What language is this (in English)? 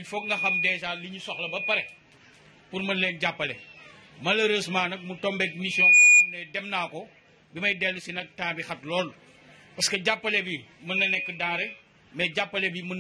French